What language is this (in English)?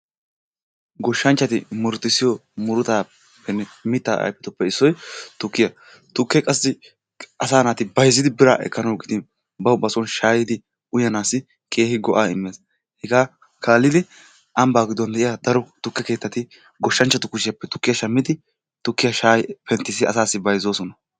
Wolaytta